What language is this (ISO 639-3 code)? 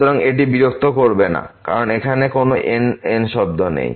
ben